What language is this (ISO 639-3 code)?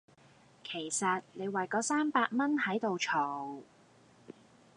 yue